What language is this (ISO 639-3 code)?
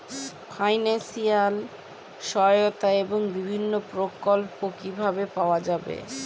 ben